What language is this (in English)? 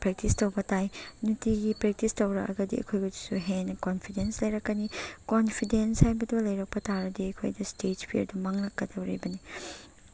Manipuri